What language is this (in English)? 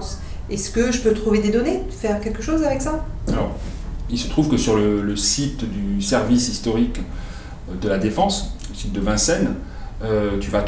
French